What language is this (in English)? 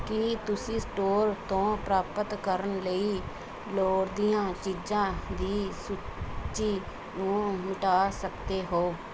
Punjabi